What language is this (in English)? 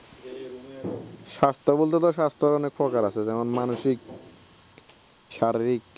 Bangla